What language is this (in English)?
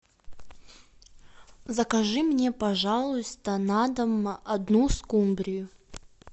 Russian